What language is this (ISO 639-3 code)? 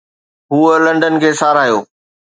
snd